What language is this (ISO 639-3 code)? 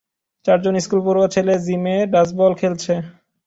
ben